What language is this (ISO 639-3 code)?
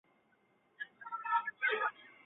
zho